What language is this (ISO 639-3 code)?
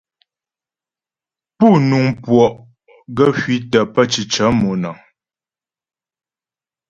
bbj